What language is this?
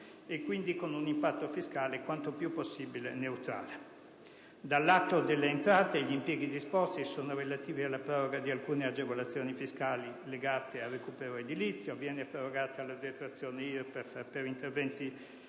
Italian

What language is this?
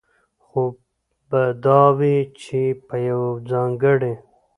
Pashto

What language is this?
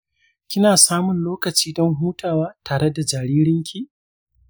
Hausa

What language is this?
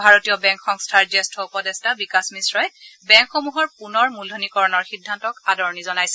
Assamese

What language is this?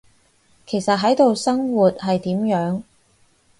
Cantonese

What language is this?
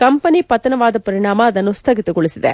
Kannada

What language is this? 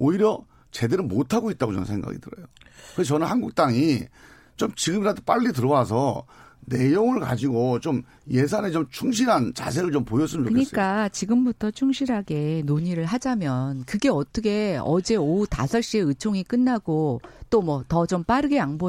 Korean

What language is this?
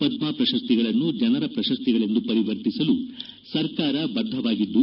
Kannada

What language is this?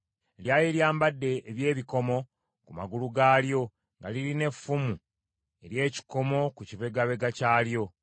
Ganda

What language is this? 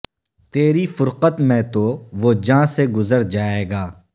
Urdu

